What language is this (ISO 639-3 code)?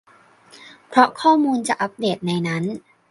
tha